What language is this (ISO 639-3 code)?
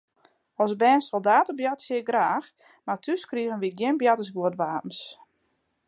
fry